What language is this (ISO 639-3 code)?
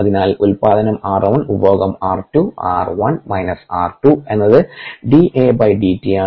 mal